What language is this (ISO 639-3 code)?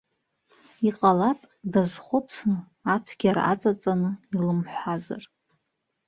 abk